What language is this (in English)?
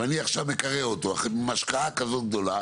Hebrew